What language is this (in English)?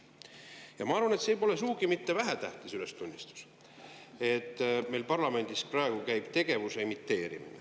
Estonian